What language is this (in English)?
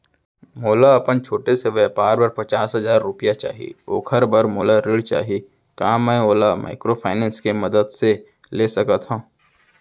Chhattisgarhi